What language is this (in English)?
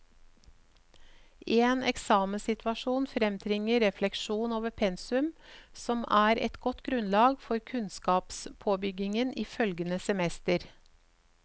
Norwegian